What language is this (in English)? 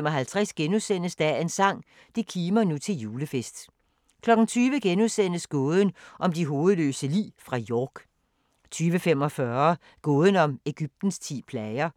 Danish